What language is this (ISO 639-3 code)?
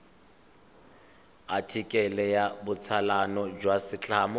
tsn